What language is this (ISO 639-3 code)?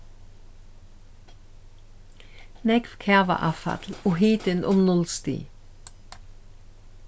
fao